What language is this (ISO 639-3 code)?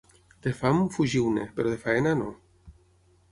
cat